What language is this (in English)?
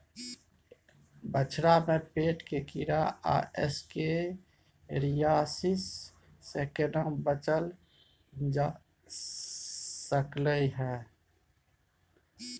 Maithili